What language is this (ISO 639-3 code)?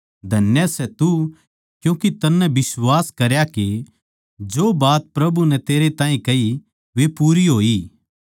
bgc